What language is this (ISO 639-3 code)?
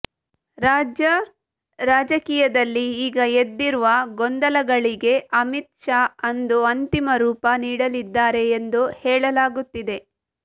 kan